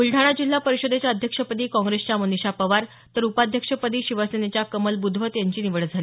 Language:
Marathi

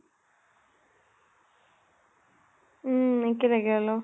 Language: Assamese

